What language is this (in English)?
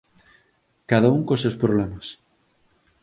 Galician